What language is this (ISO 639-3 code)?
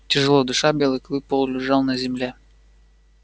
rus